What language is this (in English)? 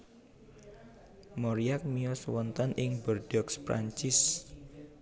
Javanese